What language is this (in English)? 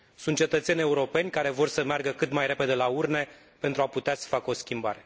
Romanian